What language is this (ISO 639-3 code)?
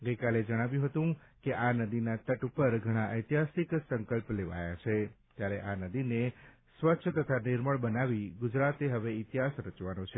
guj